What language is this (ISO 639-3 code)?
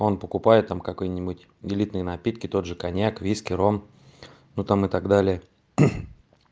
rus